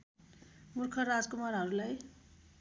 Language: Nepali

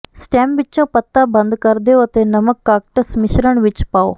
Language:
Punjabi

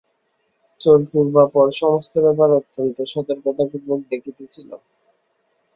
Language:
Bangla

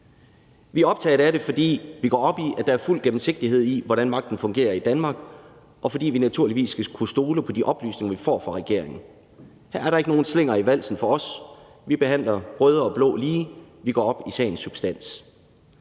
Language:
Danish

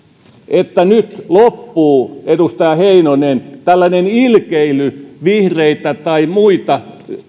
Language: Finnish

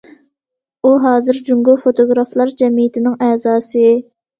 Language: Uyghur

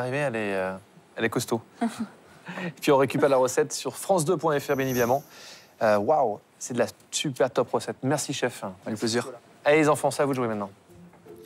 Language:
French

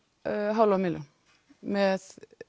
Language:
Icelandic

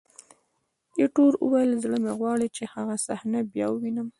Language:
Pashto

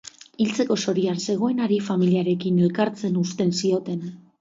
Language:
Basque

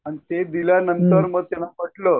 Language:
Marathi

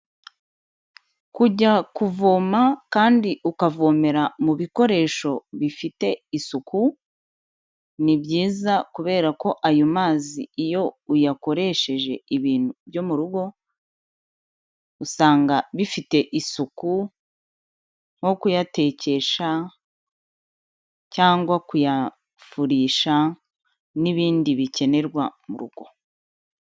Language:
Kinyarwanda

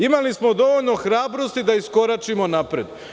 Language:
Serbian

